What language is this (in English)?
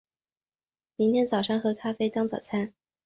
Chinese